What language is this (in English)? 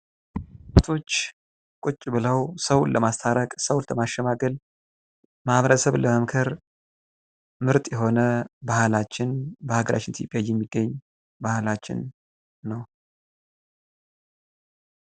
Amharic